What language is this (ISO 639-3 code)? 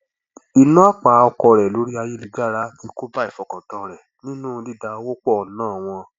yor